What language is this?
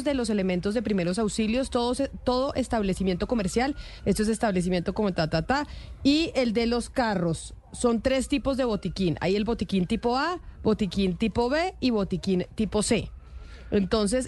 Spanish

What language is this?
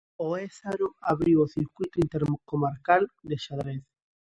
Galician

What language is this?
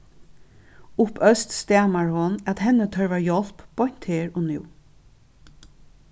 Faroese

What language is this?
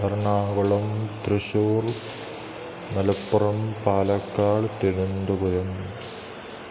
Sanskrit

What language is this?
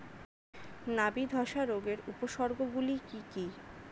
Bangla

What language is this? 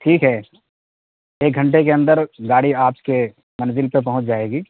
Urdu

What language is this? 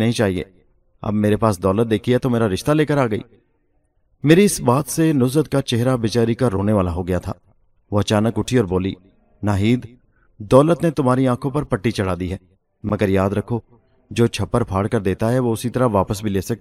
Urdu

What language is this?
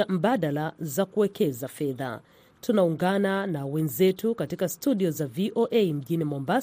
Swahili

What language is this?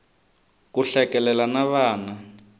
Tsonga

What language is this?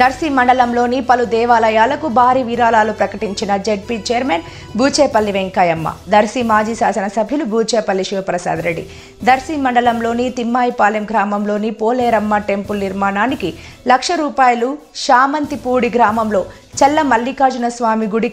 Romanian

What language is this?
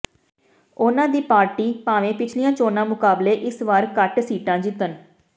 Punjabi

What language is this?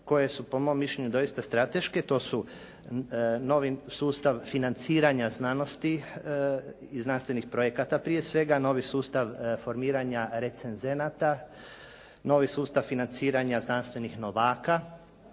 Croatian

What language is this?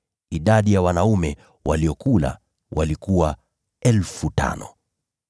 Swahili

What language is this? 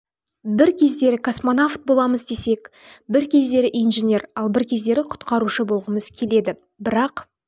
Kazakh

